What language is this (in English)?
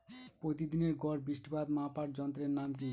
Bangla